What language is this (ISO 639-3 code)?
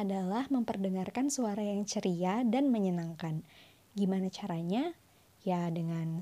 ind